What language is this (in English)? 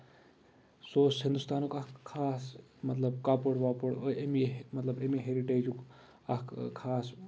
Kashmiri